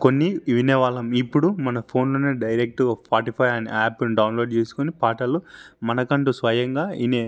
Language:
Telugu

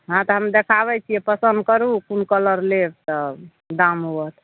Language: Maithili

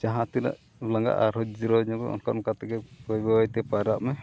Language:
Santali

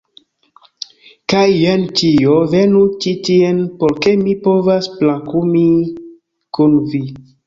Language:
Esperanto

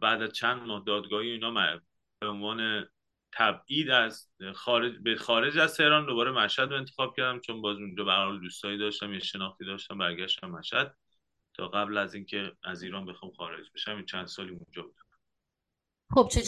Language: Persian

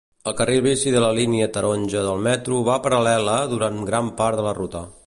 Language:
Catalan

